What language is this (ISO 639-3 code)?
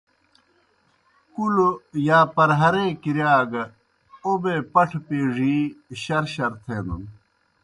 plk